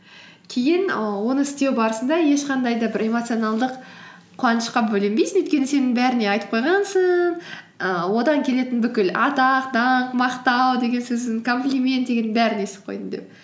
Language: Kazakh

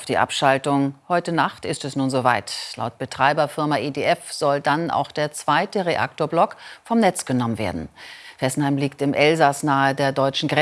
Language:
German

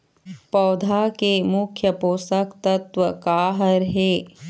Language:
Chhattisgarhi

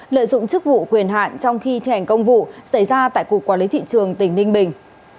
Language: Vietnamese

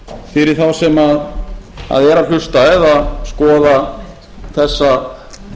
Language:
Icelandic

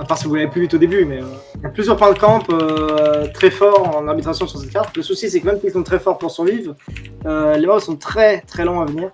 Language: French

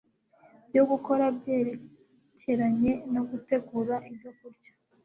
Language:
Kinyarwanda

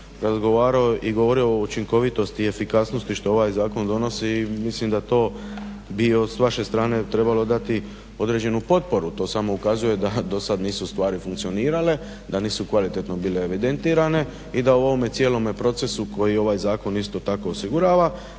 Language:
Croatian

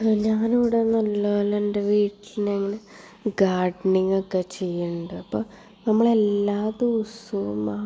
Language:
Malayalam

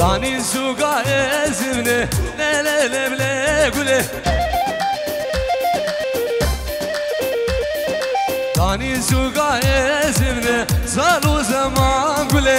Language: Turkish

